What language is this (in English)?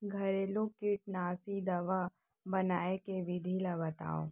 Chhattisgarhi